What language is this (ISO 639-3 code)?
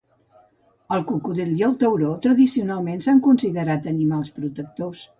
cat